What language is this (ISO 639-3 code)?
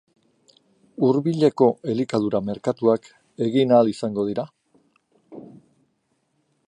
eus